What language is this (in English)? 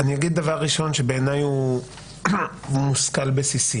Hebrew